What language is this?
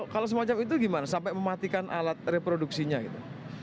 Indonesian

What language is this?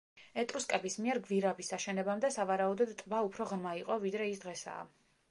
Georgian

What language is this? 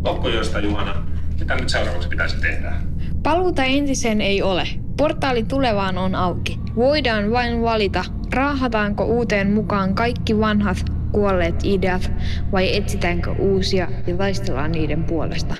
Finnish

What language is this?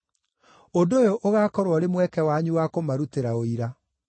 Kikuyu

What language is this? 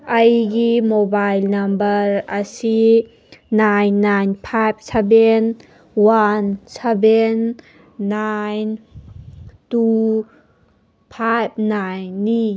Manipuri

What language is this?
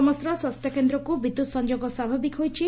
Odia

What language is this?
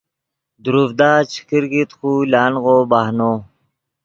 Yidgha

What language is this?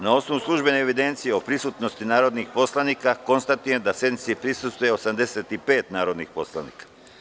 Serbian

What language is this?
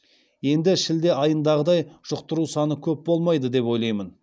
Kazakh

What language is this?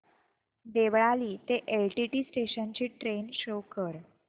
Marathi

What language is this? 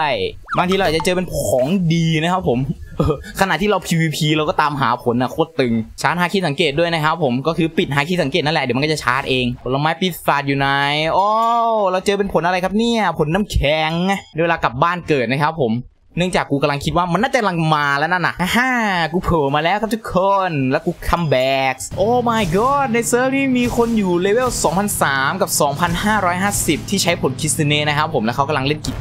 Thai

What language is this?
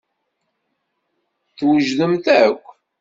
Kabyle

